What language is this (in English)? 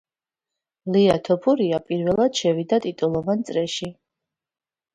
Georgian